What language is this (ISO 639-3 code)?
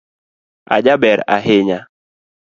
luo